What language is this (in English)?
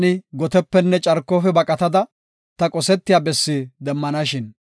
Gofa